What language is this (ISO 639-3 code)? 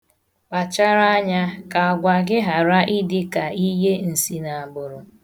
ibo